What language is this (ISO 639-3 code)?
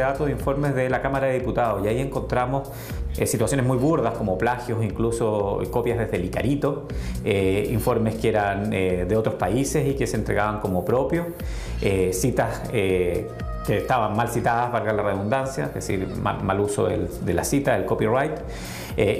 spa